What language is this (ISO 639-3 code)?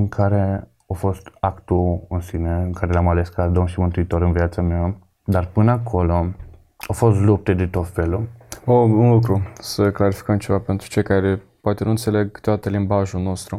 ron